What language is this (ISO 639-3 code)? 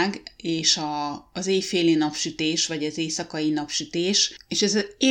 hun